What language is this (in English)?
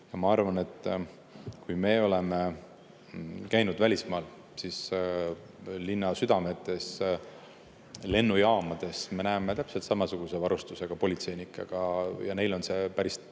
Estonian